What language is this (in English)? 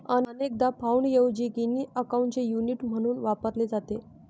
Marathi